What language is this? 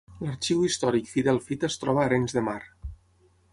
Catalan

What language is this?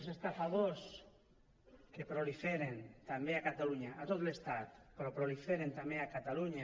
Catalan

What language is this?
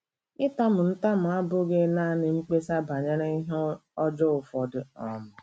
Igbo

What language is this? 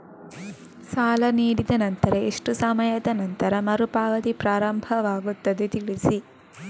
Kannada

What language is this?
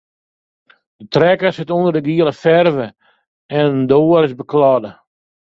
Western Frisian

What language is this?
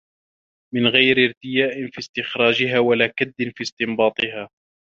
Arabic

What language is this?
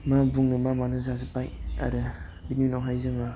Bodo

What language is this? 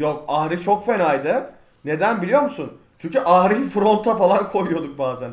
Turkish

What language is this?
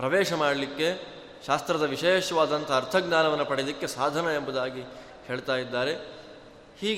Kannada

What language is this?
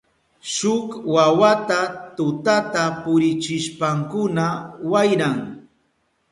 Southern Pastaza Quechua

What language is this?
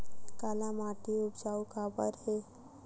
Chhattisgarhi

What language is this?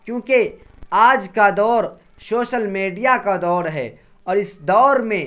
Urdu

